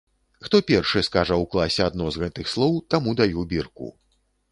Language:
Belarusian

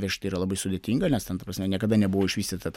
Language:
Lithuanian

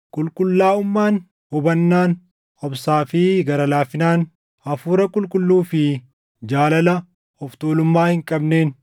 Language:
Oromo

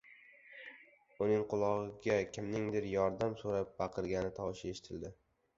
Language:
Uzbek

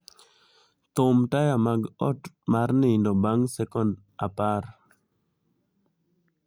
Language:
Luo (Kenya and Tanzania)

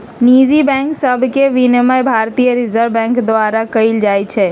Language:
Magahi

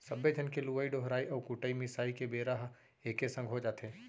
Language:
Chhattisgarhi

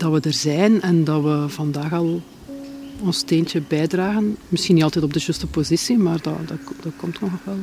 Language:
Dutch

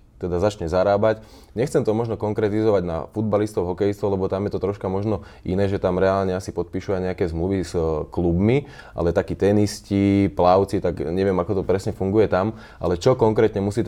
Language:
Slovak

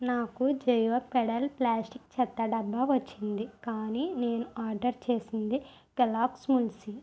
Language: Telugu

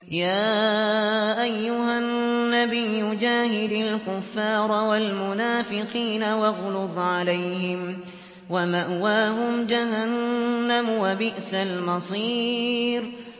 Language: Arabic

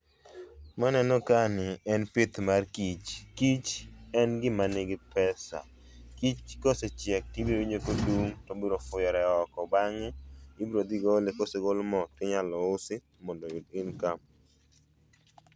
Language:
Luo (Kenya and Tanzania)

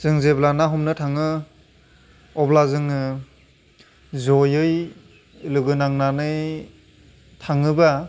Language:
Bodo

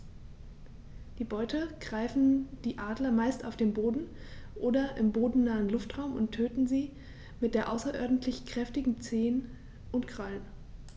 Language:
German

